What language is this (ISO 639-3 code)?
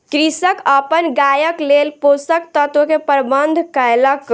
mai